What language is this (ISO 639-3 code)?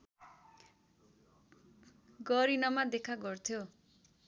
nep